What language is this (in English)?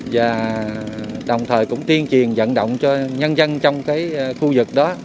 Vietnamese